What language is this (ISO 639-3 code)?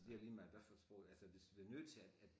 dan